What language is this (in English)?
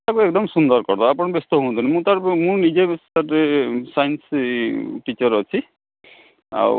Odia